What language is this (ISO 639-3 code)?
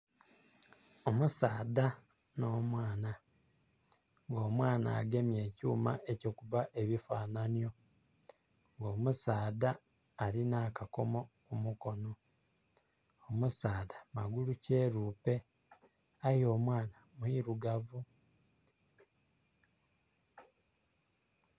xog